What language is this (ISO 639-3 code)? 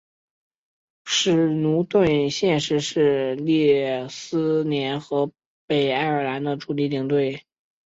zho